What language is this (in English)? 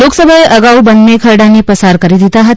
Gujarati